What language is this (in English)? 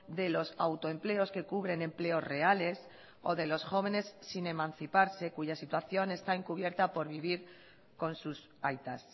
Spanish